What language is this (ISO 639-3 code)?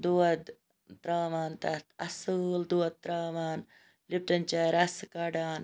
kas